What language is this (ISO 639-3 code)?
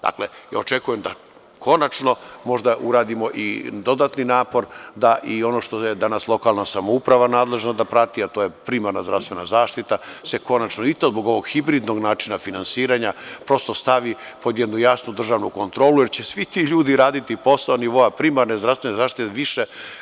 srp